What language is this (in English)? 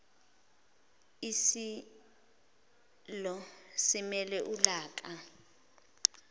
Zulu